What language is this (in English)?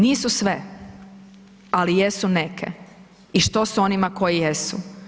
Croatian